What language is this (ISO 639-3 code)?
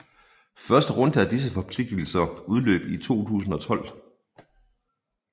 dan